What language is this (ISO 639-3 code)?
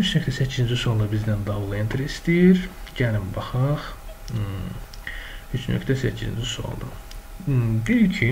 tur